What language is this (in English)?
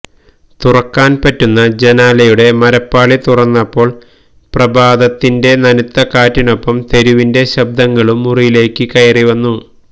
Malayalam